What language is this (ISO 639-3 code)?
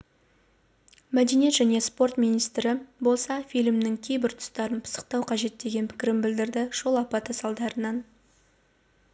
kaz